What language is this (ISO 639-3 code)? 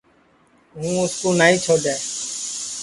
ssi